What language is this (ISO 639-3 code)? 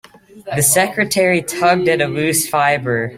eng